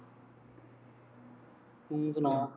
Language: Punjabi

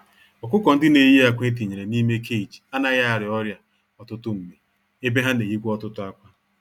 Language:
Igbo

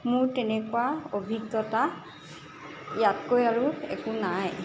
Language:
Assamese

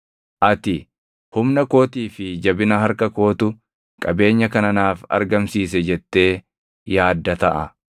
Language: Oromo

